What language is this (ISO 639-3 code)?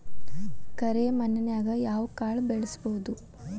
kan